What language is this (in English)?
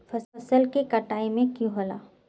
Magahi